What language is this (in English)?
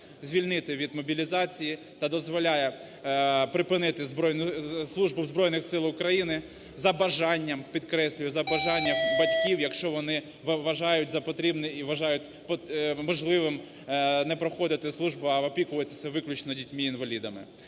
Ukrainian